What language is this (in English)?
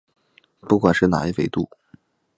Chinese